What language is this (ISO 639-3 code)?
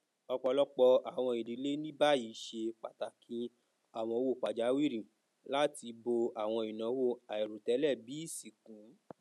yor